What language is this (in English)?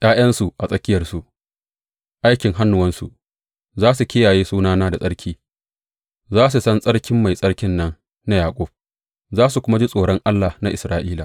Hausa